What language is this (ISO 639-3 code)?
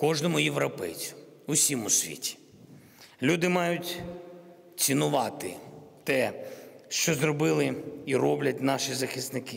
ukr